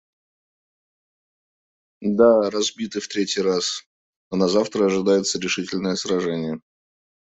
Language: Russian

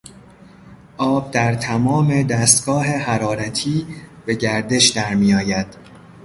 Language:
Persian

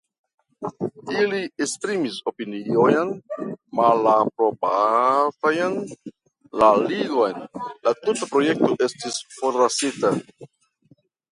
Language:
Esperanto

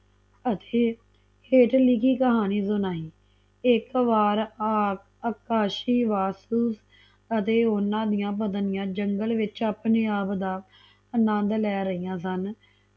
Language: Punjabi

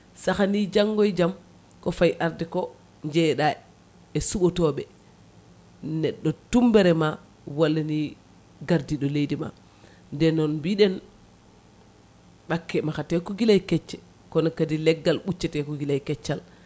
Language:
Fula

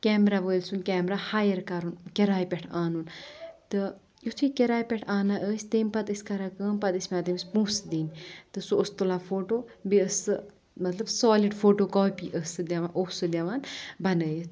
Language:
Kashmiri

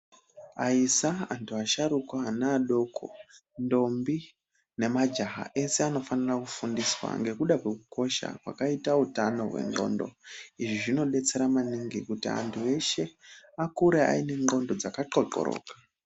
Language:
Ndau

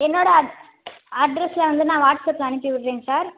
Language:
Tamil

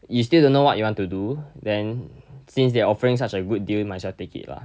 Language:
English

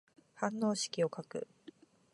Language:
Japanese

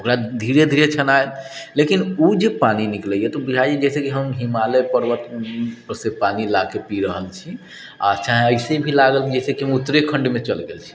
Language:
Maithili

